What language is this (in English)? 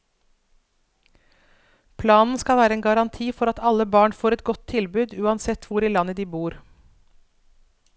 Norwegian